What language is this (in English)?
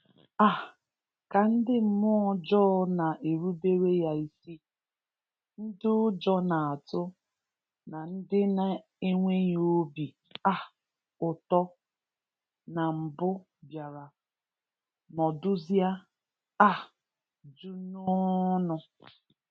Igbo